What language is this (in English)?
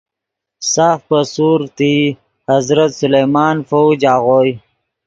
Yidgha